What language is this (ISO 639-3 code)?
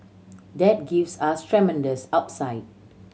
eng